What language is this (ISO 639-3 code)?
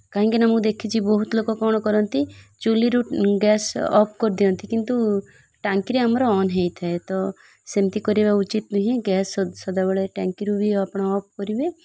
ori